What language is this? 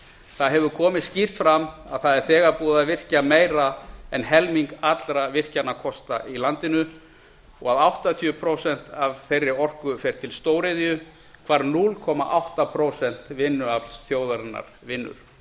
Icelandic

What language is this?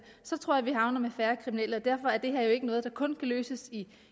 Danish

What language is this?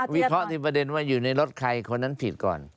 Thai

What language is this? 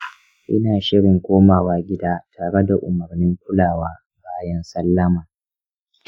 Hausa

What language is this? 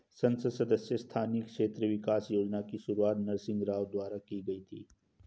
Hindi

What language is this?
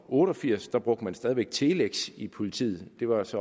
Danish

